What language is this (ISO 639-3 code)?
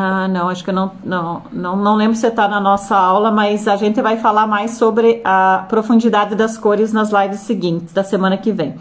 por